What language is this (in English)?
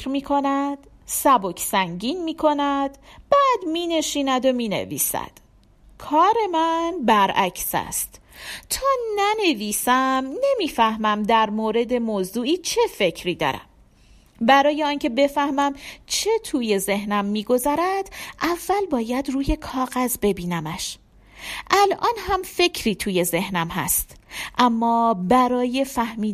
Persian